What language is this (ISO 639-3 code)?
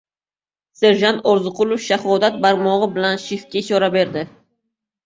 uzb